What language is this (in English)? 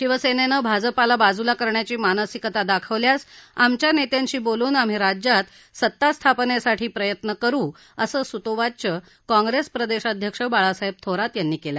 Marathi